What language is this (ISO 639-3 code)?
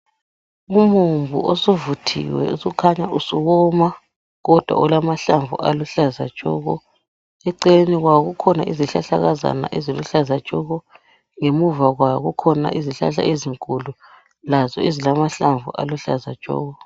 nde